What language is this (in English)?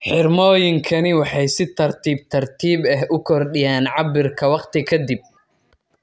Somali